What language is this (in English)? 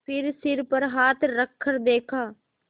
Hindi